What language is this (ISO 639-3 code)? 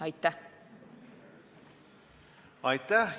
est